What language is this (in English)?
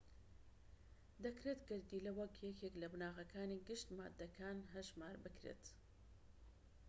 Central Kurdish